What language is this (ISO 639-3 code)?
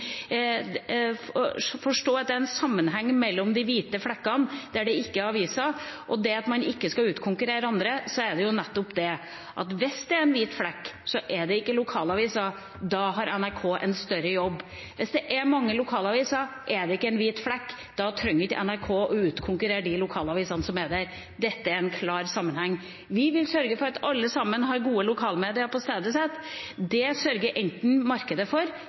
nob